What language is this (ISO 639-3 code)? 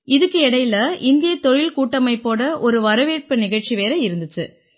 tam